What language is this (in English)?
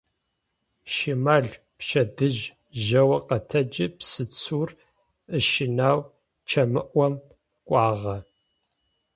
Adyghe